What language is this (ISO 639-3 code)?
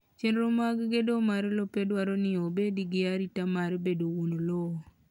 luo